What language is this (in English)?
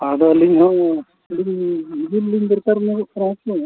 Santali